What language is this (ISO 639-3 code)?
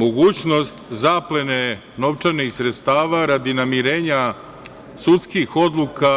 srp